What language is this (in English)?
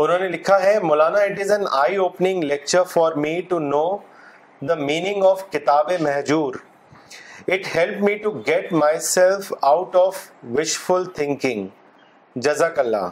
Urdu